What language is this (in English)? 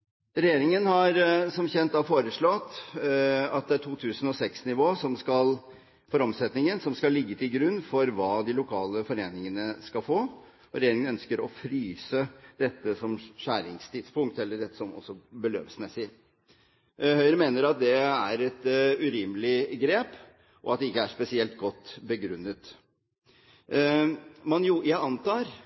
Norwegian Bokmål